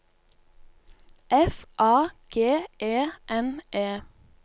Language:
Norwegian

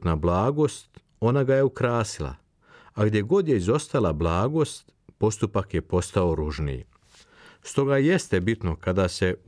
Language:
Croatian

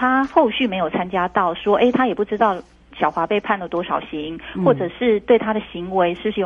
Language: Chinese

